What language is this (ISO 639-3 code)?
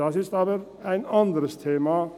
gsw